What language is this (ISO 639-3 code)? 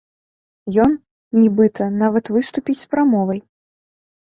bel